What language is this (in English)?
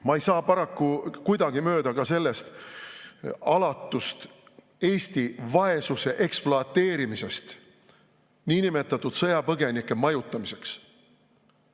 Estonian